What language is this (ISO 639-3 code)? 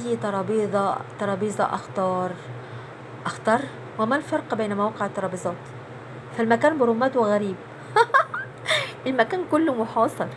ara